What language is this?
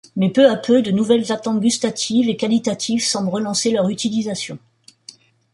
French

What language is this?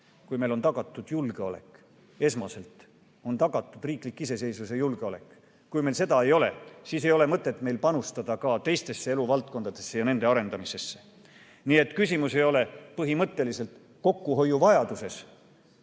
Estonian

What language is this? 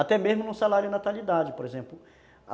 Portuguese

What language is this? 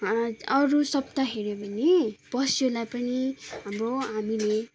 Nepali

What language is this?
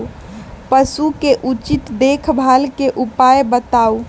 Magahi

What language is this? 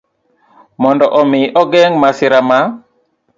Luo (Kenya and Tanzania)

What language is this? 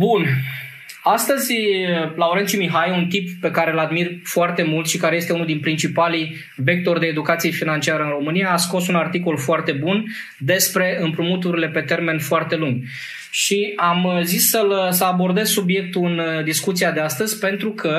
Romanian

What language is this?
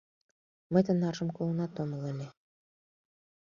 Mari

